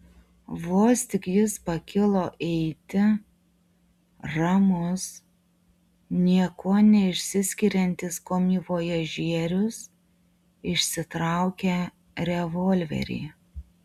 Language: Lithuanian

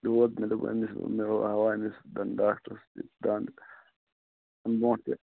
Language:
Kashmiri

